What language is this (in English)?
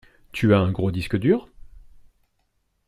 French